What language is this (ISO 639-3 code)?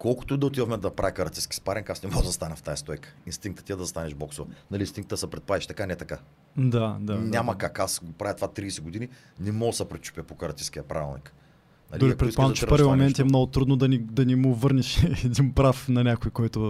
bul